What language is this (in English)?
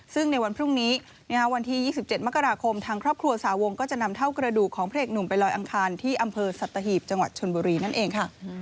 Thai